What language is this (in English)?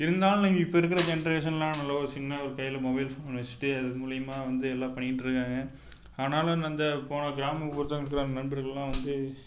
Tamil